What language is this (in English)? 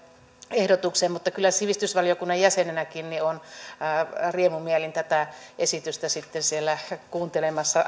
Finnish